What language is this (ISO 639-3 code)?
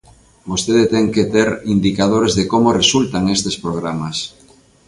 glg